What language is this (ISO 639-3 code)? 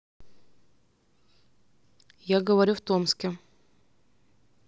rus